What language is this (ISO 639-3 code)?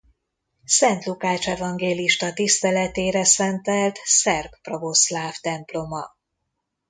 hun